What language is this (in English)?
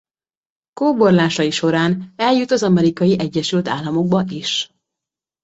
Hungarian